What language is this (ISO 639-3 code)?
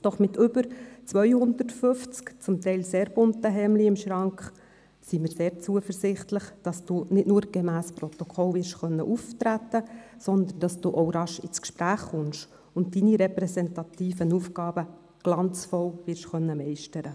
gsw